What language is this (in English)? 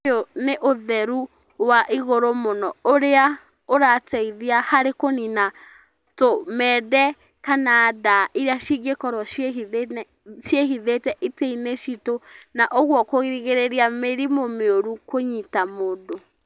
Kikuyu